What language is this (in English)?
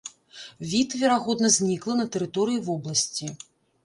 Belarusian